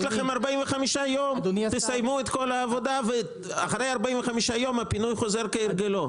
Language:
Hebrew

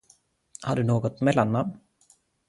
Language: Swedish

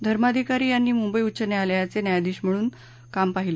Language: Marathi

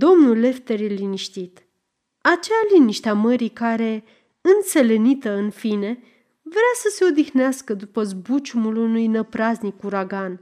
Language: Romanian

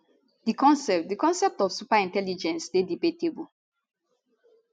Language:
Nigerian Pidgin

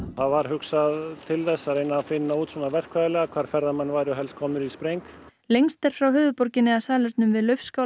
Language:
Icelandic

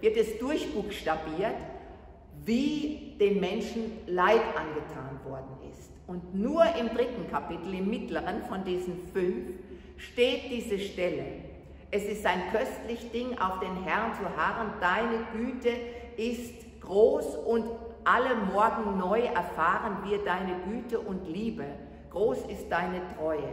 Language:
German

